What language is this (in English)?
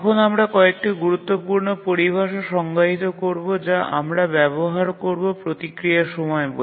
Bangla